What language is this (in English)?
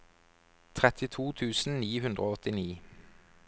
Norwegian